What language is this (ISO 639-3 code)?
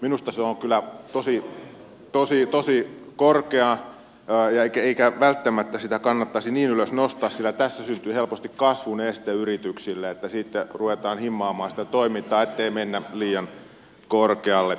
fin